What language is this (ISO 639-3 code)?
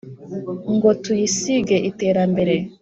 kin